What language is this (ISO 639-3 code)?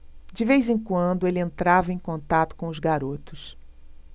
por